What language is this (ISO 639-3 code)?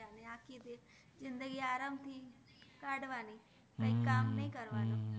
guj